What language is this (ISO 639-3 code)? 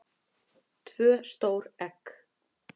isl